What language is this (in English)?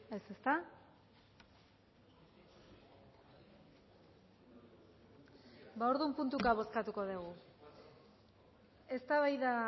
Basque